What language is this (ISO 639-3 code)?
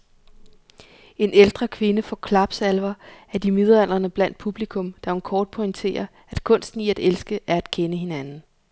dan